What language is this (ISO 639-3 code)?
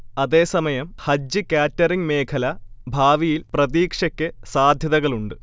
mal